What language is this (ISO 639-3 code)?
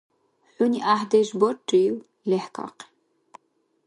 dar